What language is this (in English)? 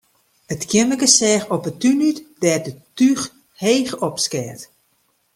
Western Frisian